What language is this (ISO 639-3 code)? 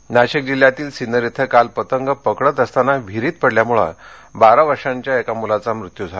mar